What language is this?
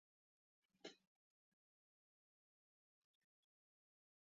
Basque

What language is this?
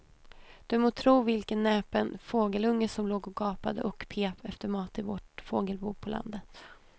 Swedish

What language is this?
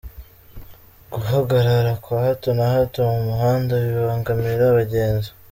Kinyarwanda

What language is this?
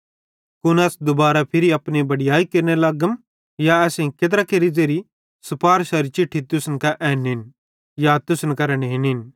Bhadrawahi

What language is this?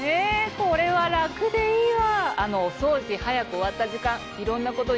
Japanese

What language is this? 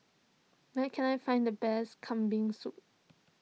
English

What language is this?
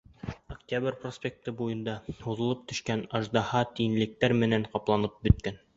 Bashkir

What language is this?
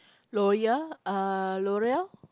English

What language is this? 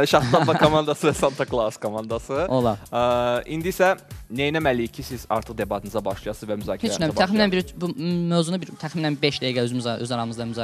Turkish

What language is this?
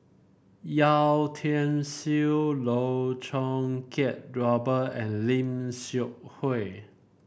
English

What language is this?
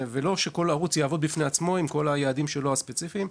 Hebrew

